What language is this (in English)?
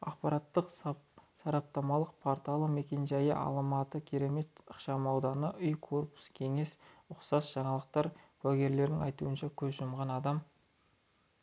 Kazakh